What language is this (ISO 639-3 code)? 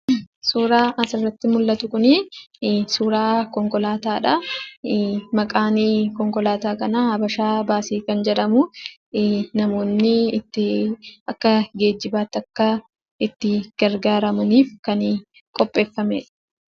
orm